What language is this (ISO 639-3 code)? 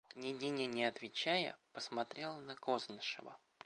rus